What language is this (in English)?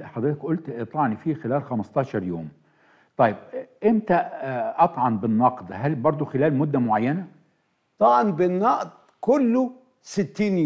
Arabic